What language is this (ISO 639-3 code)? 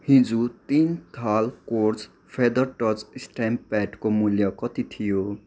nep